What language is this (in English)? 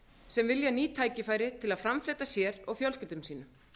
Icelandic